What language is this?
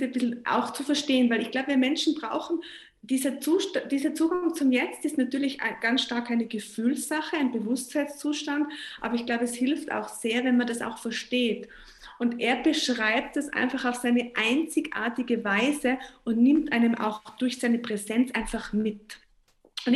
German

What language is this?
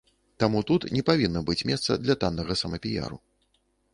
Belarusian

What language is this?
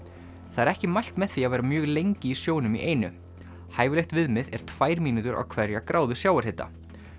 Icelandic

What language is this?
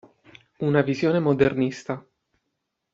Italian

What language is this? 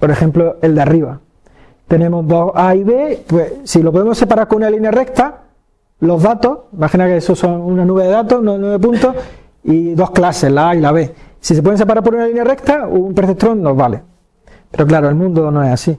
Spanish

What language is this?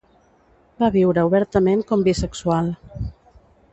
Catalan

